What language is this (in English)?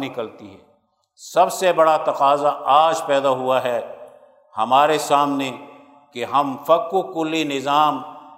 Urdu